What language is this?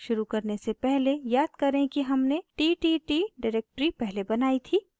Hindi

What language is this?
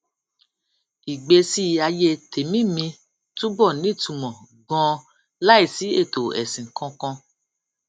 Yoruba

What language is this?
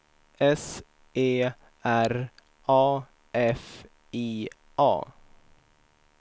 Swedish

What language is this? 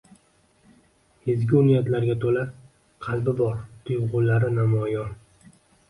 Uzbek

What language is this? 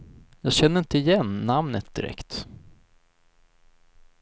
Swedish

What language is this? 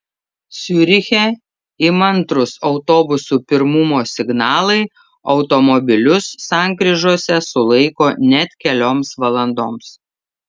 Lithuanian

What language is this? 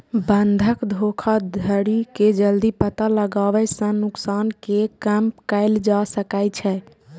Maithili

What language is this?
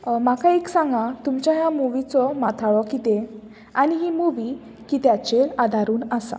Konkani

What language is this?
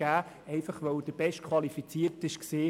Swiss German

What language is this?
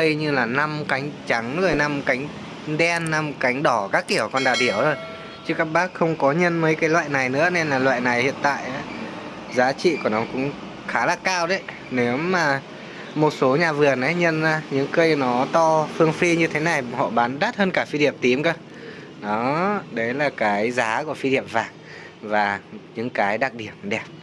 Vietnamese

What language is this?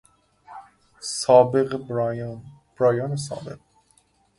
Persian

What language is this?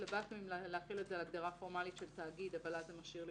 Hebrew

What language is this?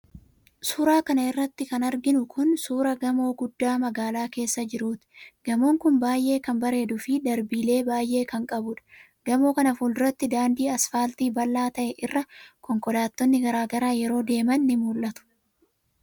Oromo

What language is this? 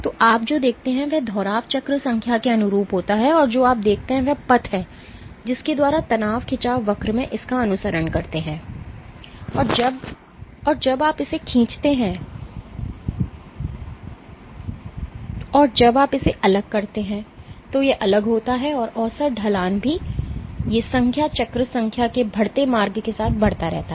Hindi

